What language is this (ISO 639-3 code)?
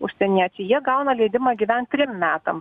lit